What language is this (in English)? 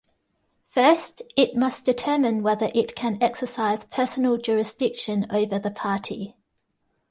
English